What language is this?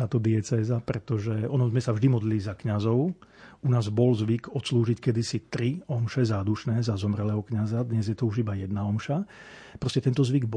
Slovak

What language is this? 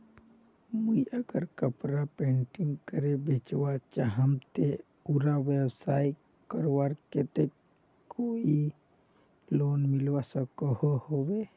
Magahi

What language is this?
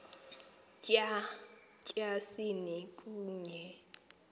Xhosa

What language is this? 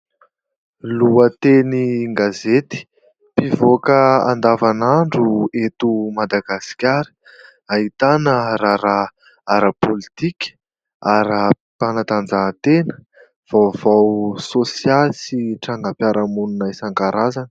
Malagasy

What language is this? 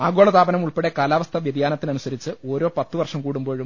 Malayalam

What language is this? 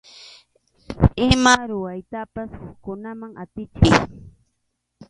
Arequipa-La Unión Quechua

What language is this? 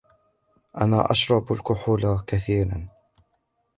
Arabic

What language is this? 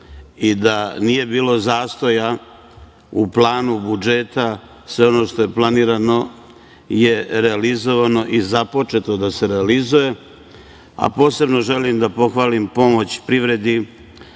Serbian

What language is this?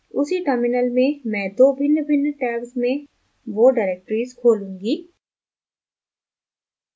Hindi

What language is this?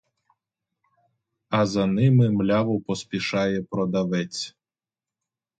Ukrainian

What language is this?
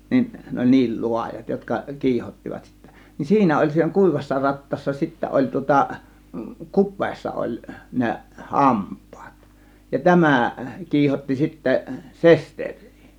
Finnish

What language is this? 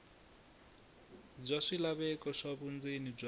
Tsonga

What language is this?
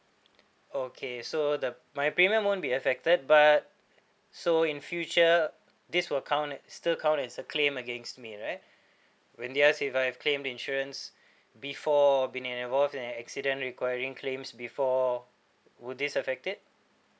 English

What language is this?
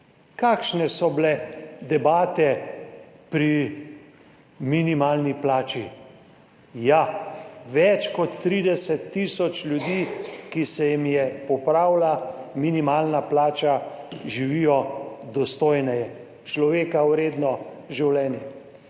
Slovenian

